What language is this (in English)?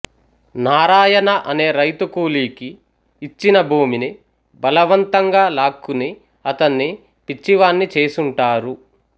Telugu